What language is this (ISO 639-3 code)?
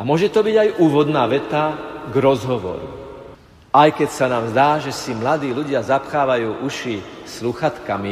slk